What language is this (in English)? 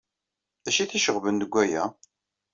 Kabyle